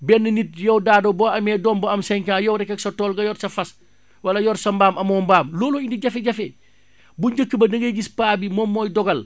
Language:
Wolof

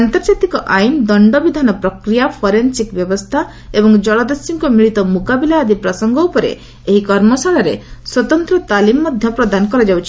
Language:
Odia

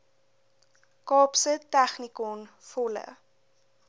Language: Afrikaans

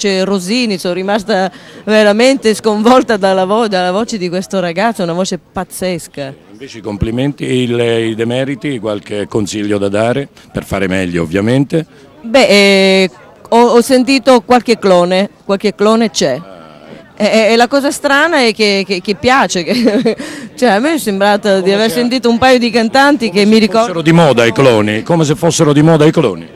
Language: Italian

